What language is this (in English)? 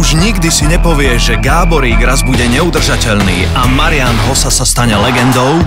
Slovak